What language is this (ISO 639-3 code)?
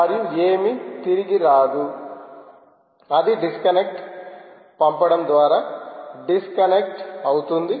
tel